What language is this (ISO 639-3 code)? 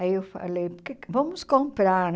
por